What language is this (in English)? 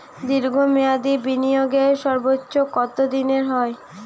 Bangla